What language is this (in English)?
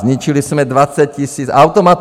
Czech